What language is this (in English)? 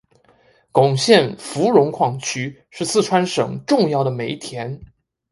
Chinese